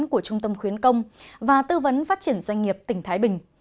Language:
Vietnamese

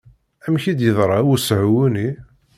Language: Kabyle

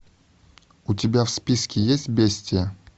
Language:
Russian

